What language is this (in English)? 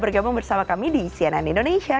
Indonesian